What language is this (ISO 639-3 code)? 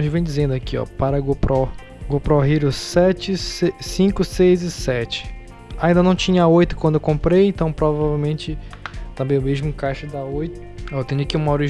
por